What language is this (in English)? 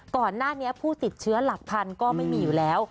Thai